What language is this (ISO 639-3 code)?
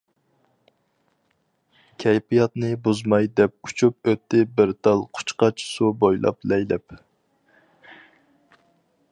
uig